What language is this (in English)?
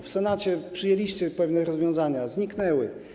Polish